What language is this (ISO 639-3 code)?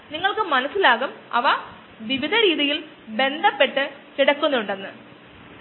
mal